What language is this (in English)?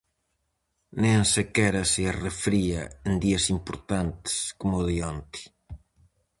Galician